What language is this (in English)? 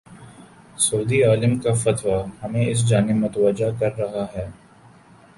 Urdu